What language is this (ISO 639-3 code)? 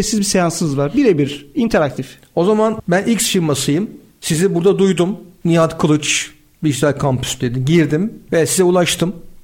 tur